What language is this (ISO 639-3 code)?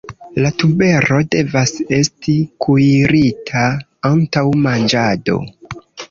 epo